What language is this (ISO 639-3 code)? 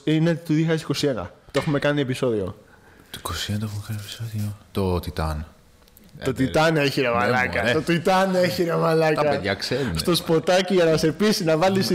ell